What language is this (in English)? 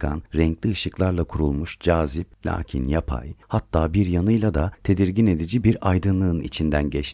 Turkish